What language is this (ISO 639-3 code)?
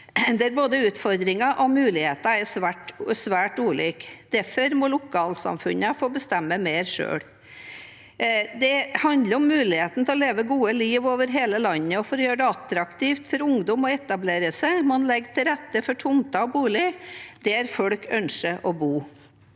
nor